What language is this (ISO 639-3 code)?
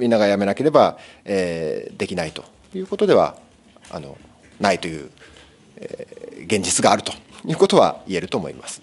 jpn